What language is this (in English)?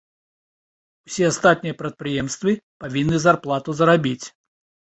Belarusian